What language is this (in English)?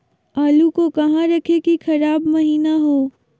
Magahi